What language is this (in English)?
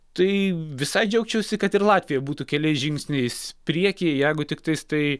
Lithuanian